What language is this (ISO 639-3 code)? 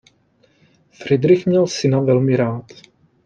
ces